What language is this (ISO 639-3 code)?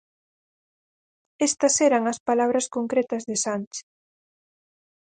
glg